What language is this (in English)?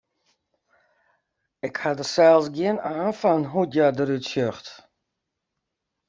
Western Frisian